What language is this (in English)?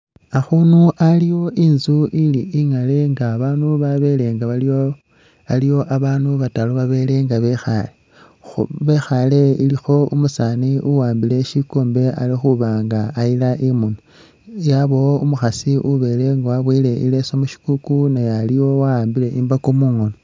Masaaba